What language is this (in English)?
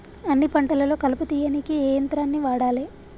Telugu